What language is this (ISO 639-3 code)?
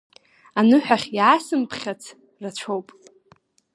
abk